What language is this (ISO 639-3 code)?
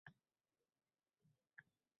uzb